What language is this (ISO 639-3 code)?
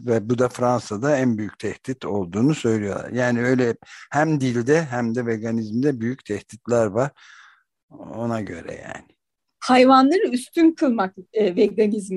tur